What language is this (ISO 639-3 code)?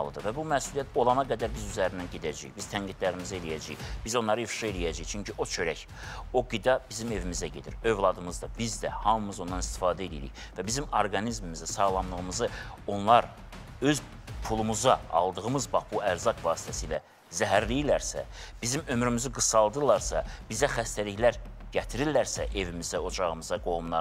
tur